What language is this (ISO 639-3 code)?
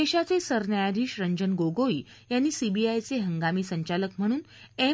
mar